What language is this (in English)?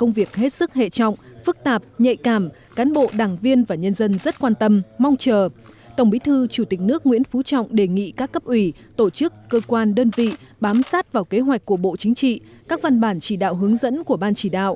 Vietnamese